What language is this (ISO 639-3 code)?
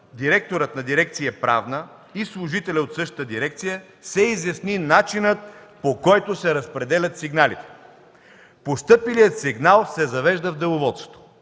bul